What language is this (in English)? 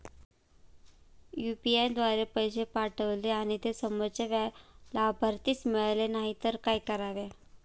Marathi